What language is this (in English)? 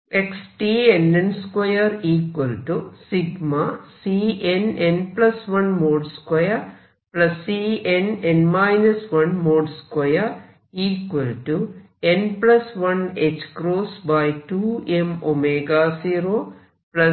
Malayalam